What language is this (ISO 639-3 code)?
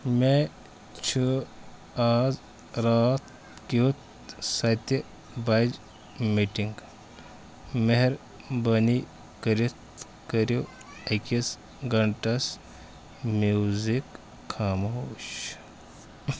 kas